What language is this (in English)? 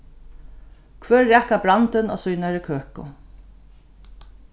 Faroese